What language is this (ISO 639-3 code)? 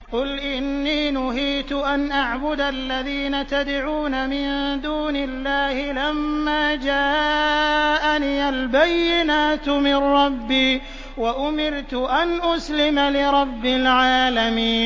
ara